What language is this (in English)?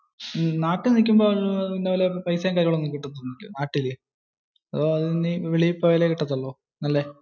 Malayalam